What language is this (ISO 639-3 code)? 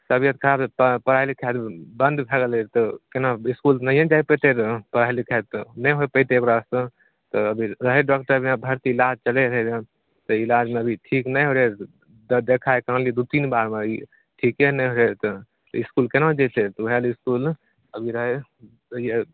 mai